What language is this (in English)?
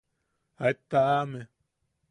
Yaqui